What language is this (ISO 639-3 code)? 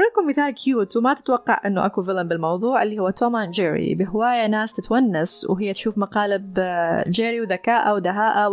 ara